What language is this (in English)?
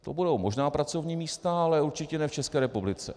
Czech